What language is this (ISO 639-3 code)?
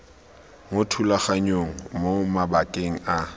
tsn